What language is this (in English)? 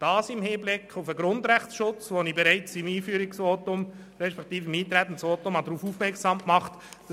Swiss German